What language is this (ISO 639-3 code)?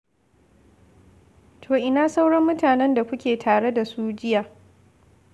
hau